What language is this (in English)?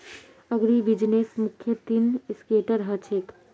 Magahi